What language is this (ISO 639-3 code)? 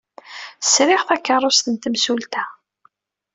kab